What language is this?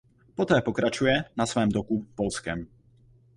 Czech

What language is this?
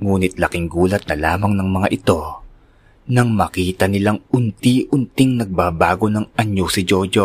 Filipino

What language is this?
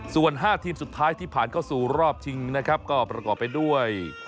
Thai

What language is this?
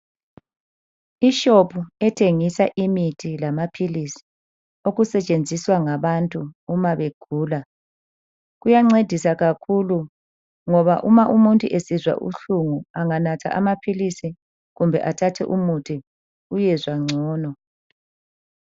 North Ndebele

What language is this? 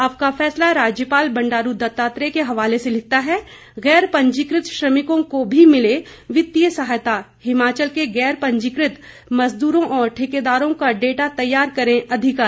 Hindi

